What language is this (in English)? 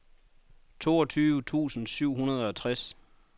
Danish